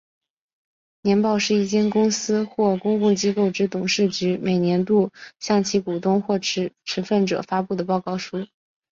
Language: Chinese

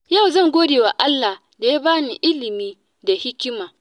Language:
Hausa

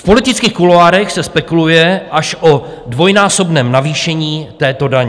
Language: Czech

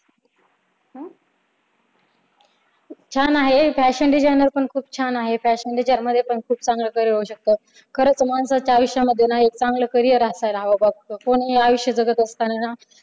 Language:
Marathi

